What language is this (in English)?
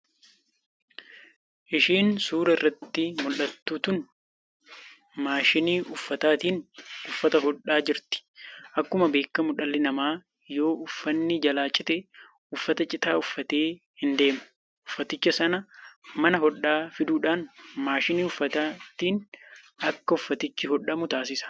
Oromo